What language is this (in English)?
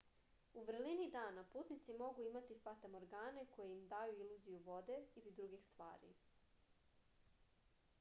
Serbian